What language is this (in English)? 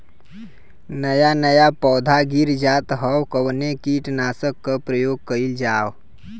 Bhojpuri